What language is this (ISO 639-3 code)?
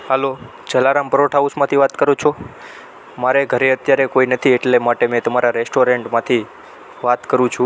guj